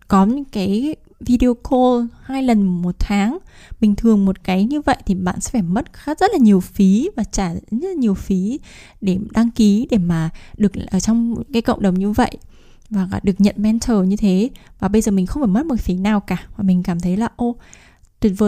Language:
Vietnamese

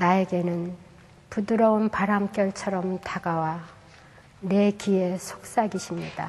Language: Korean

